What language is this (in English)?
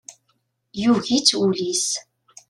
Kabyle